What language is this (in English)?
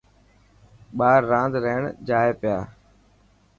Dhatki